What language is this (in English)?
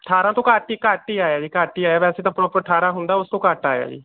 Punjabi